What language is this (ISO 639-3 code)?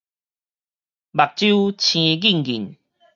nan